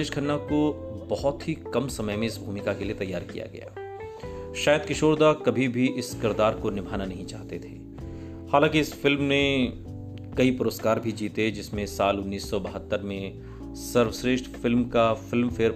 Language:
Hindi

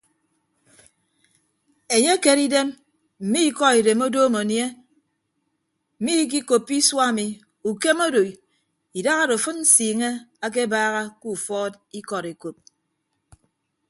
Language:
Ibibio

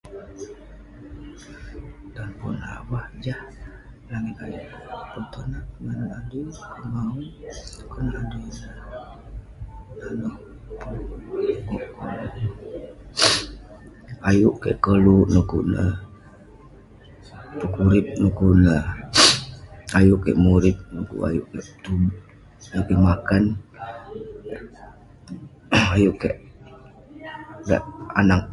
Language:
Western Penan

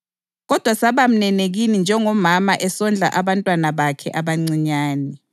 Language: North Ndebele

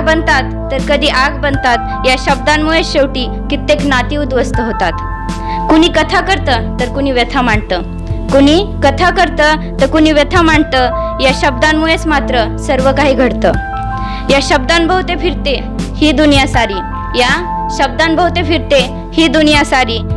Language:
Marathi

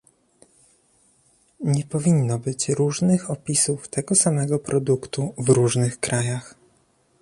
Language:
Polish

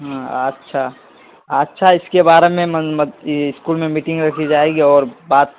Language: Urdu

